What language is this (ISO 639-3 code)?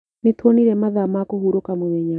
kik